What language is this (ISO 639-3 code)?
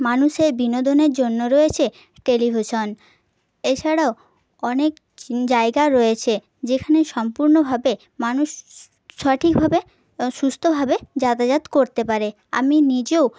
ben